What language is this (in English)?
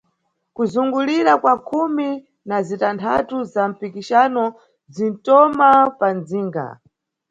Nyungwe